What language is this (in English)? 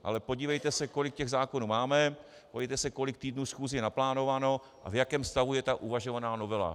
Czech